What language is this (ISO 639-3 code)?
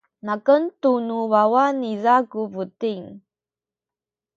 szy